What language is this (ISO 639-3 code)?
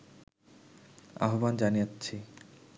ben